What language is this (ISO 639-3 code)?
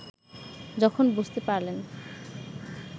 ben